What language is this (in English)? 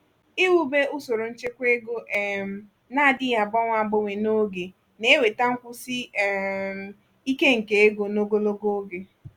Igbo